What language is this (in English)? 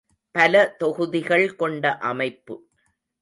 Tamil